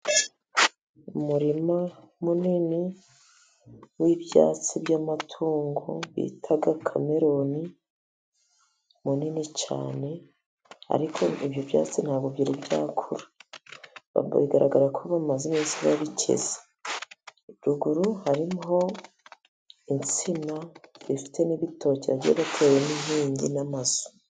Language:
Kinyarwanda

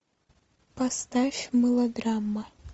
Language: Russian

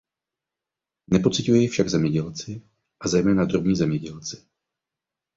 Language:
Czech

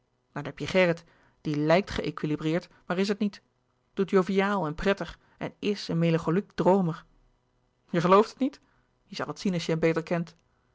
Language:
Dutch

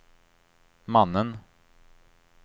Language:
Swedish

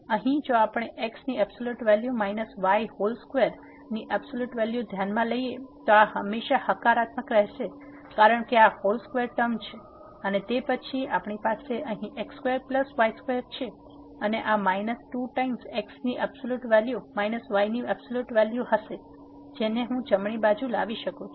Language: Gujarati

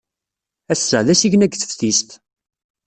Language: Kabyle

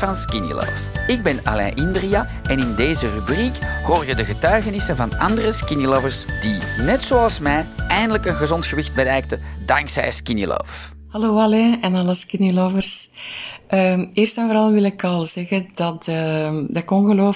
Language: Dutch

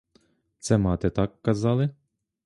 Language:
Ukrainian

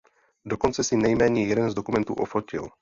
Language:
Czech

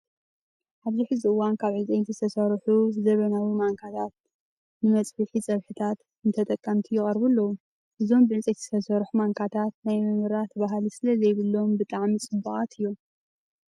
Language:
Tigrinya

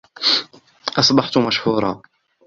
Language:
Arabic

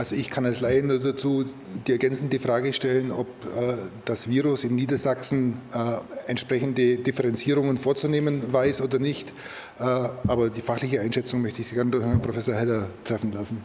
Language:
German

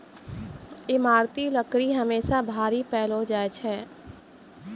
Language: Maithili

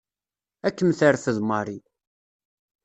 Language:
Kabyle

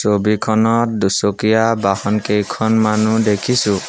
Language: Assamese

